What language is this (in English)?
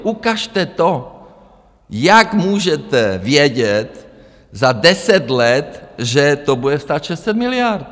Czech